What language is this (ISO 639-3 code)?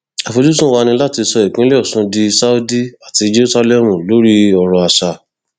yor